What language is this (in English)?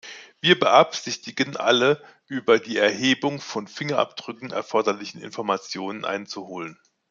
German